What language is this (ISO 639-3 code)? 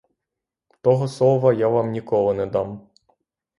ukr